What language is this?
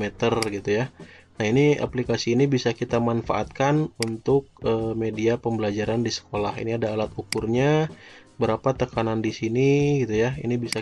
Indonesian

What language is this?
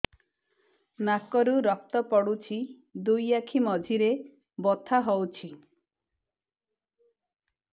Odia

